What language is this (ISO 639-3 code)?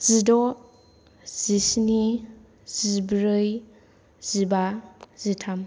brx